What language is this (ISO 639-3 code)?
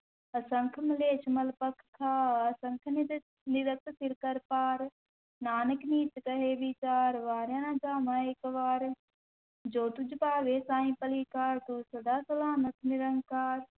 pan